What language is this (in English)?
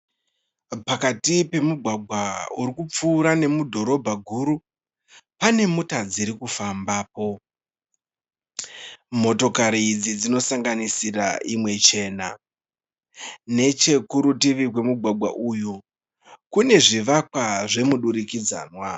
Shona